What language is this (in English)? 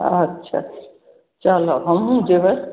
Maithili